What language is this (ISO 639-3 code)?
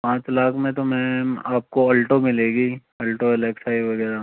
hin